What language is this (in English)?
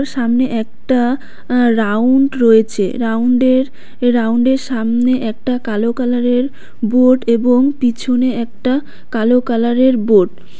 Bangla